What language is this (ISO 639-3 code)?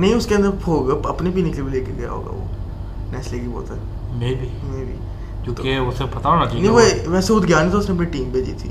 urd